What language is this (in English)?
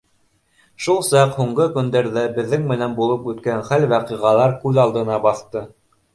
Bashkir